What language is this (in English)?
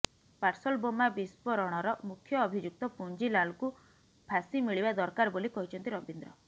Odia